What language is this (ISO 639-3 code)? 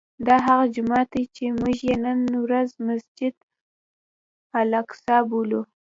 pus